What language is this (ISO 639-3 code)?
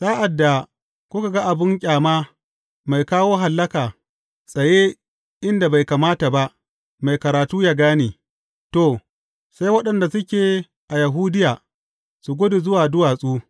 hau